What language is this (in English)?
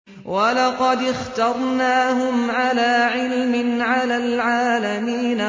Arabic